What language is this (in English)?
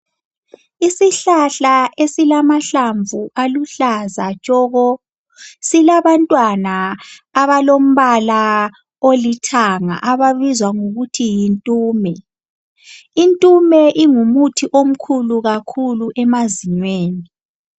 North Ndebele